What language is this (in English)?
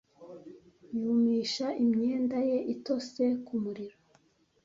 Kinyarwanda